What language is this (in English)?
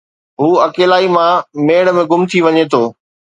Sindhi